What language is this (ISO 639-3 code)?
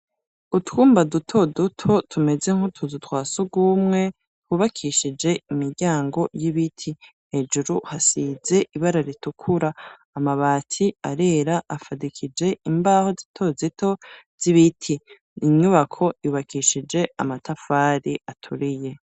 run